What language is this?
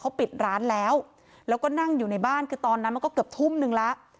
Thai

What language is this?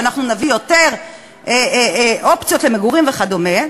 Hebrew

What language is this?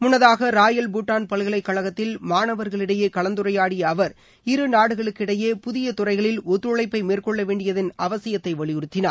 Tamil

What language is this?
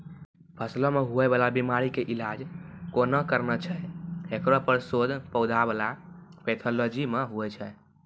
Maithili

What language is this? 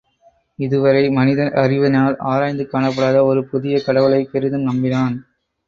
Tamil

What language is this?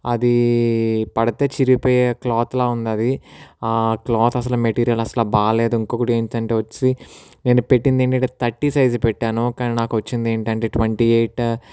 Telugu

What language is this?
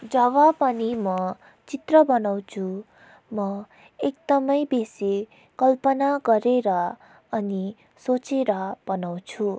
Nepali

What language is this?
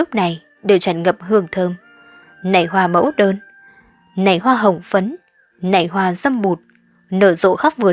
Vietnamese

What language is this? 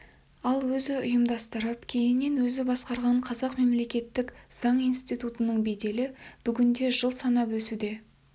Kazakh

